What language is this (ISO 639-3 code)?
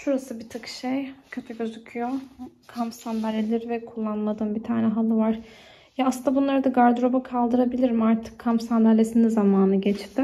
tur